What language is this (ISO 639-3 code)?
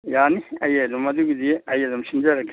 mni